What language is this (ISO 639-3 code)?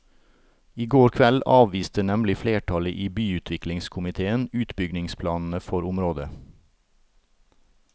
nor